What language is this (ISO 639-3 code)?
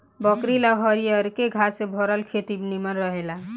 bho